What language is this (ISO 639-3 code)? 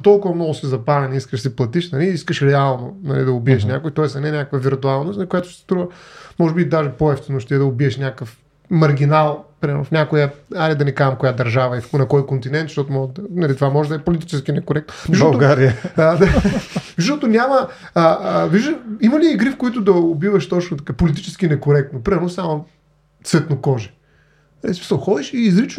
bul